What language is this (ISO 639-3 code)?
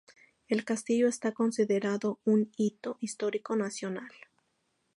spa